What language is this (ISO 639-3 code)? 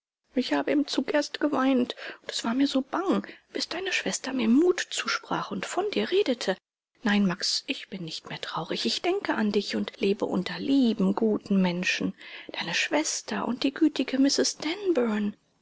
deu